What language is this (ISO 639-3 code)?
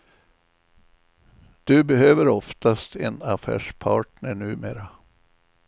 swe